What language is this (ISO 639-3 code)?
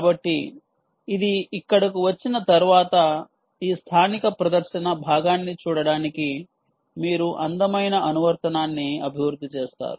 tel